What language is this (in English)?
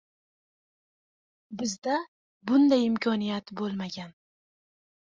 Uzbek